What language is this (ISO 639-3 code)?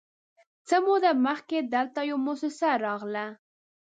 pus